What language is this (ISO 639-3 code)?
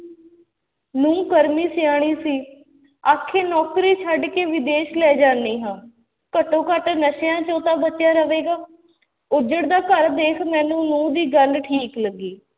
pan